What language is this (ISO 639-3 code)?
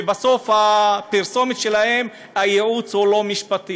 heb